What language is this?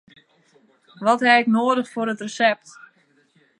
Western Frisian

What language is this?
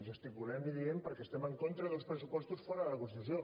Catalan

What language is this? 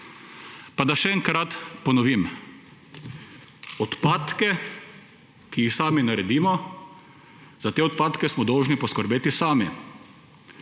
Slovenian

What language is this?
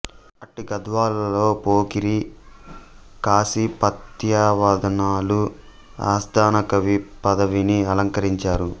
Telugu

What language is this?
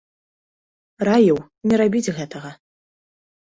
Belarusian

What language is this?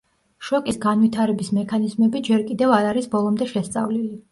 Georgian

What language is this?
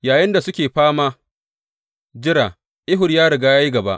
Hausa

